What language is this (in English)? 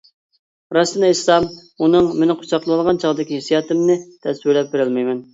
Uyghur